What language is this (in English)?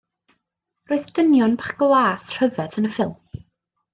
Welsh